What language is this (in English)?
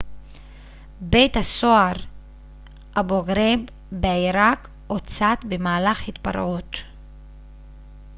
Hebrew